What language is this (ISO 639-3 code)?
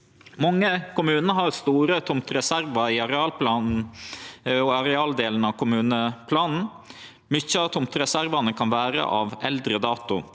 nor